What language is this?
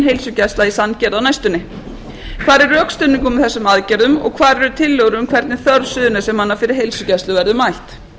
Icelandic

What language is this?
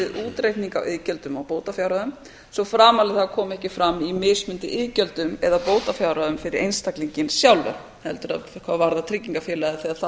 Icelandic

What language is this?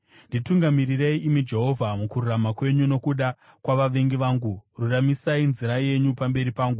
Shona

